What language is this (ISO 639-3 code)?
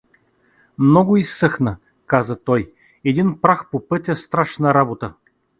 bul